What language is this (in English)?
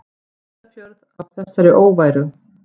Icelandic